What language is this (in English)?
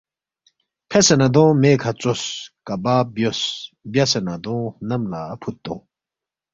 Balti